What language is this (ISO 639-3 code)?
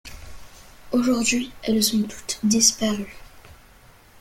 fra